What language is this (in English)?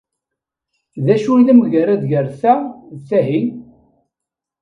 Kabyle